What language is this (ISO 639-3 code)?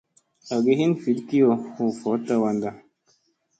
mse